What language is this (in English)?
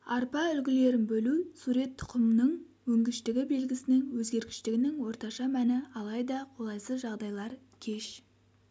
Kazakh